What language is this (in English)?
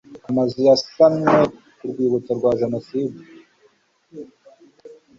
Kinyarwanda